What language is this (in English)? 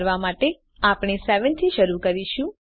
Gujarati